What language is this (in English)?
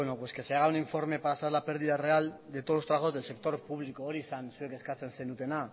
Spanish